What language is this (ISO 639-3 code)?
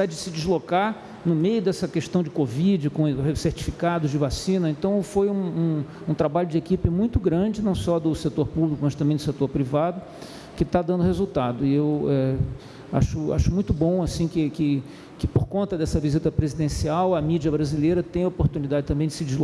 por